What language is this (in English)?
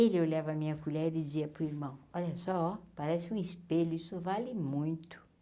Portuguese